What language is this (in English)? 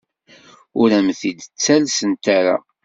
Kabyle